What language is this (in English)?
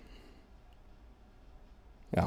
Norwegian